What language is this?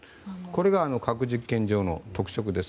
Japanese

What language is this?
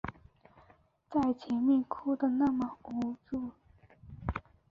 Chinese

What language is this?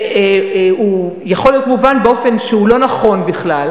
Hebrew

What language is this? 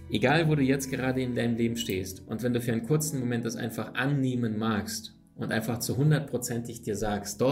German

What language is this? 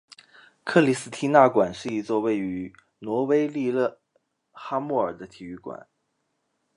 Chinese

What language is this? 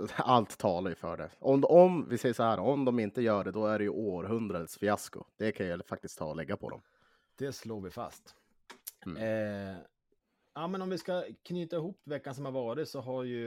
Swedish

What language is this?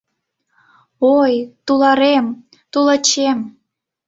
Mari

